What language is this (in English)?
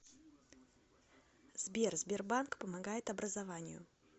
Russian